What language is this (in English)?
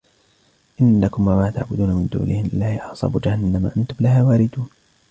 Arabic